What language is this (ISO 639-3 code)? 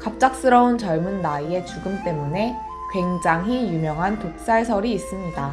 kor